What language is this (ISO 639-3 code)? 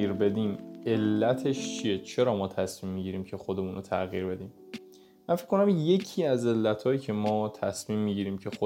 fas